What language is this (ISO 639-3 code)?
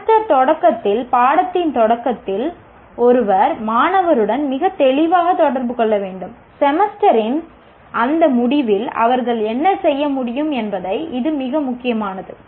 tam